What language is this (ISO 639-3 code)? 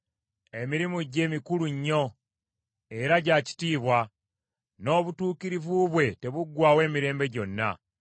lug